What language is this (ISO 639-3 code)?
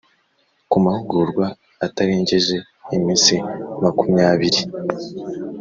kin